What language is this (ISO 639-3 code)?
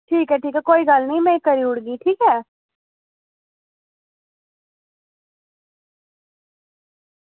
doi